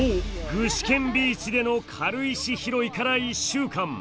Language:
Japanese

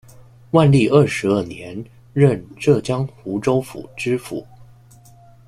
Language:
Chinese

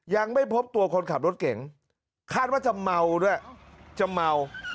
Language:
Thai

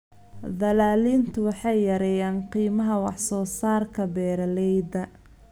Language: Somali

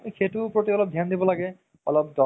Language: Assamese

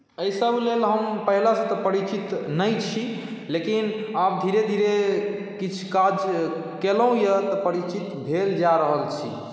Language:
Maithili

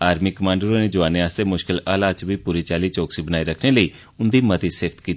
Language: Dogri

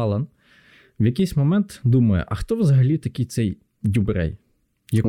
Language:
Ukrainian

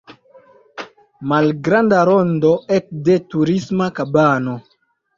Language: Esperanto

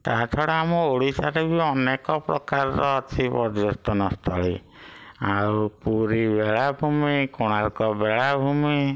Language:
Odia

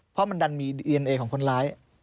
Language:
Thai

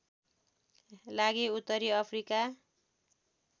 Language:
Nepali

